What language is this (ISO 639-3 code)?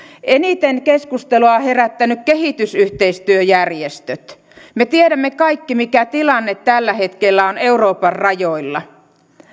fin